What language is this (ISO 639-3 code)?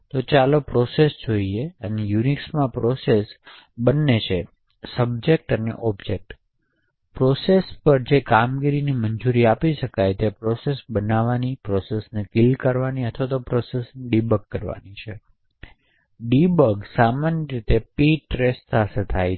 guj